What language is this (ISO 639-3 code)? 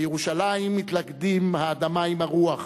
heb